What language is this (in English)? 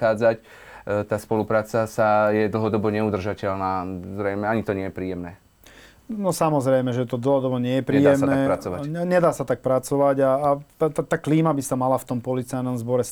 Slovak